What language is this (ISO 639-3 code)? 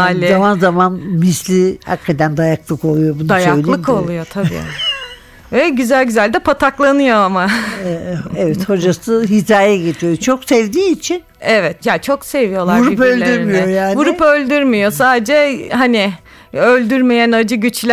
tur